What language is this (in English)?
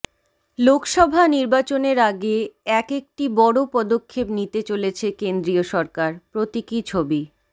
Bangla